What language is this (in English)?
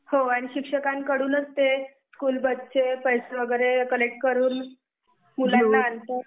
Marathi